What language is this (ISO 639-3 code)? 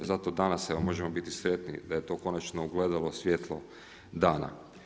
hrv